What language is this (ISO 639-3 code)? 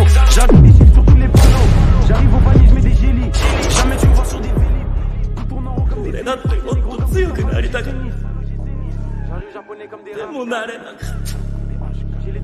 ron